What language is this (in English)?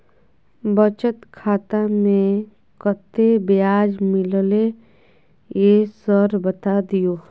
Maithili